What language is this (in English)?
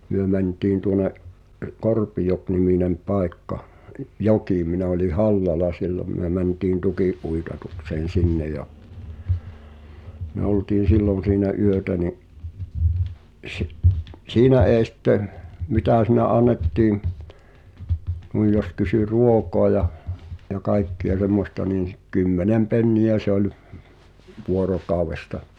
Finnish